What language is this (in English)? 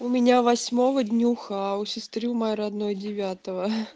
Russian